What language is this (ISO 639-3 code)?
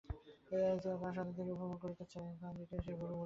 ben